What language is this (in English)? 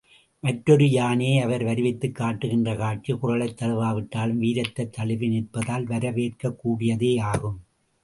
Tamil